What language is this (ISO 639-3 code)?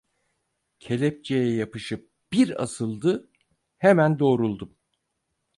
tur